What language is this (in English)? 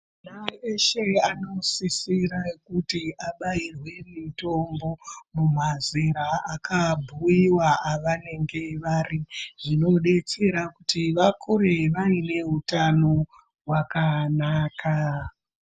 Ndau